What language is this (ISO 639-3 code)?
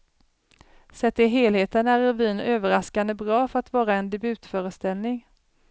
swe